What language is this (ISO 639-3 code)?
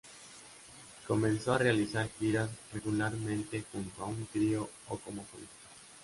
spa